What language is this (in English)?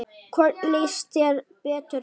Icelandic